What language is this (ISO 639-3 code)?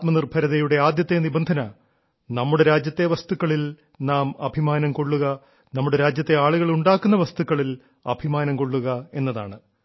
mal